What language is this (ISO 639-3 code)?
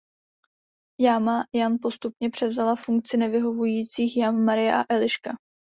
ces